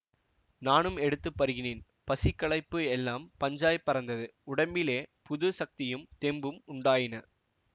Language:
Tamil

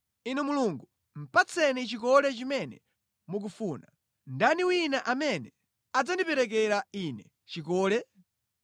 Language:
Nyanja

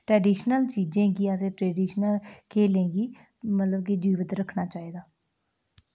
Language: Dogri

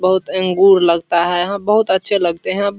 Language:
Hindi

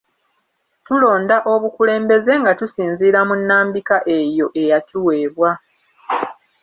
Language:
Ganda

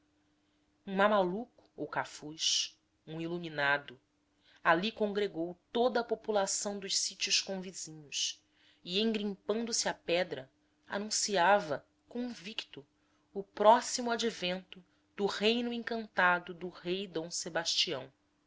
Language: Portuguese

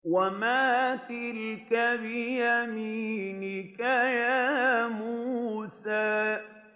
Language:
Arabic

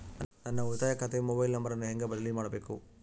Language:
Kannada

